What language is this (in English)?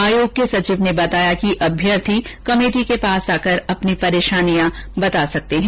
Hindi